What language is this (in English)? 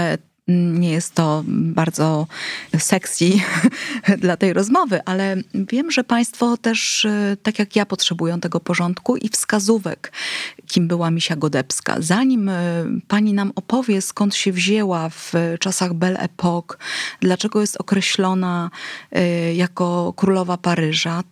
Polish